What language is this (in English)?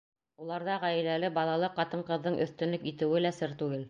Bashkir